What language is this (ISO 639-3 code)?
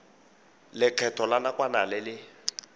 tsn